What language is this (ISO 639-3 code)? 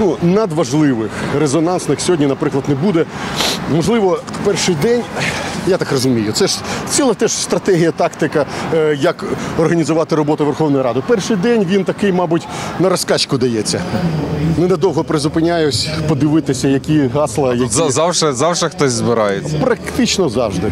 ukr